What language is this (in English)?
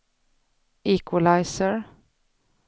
Swedish